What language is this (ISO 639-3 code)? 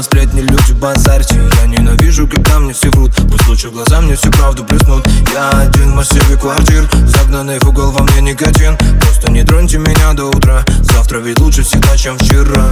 rus